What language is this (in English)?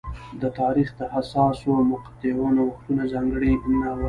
Pashto